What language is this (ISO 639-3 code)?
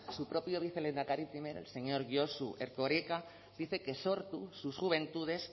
spa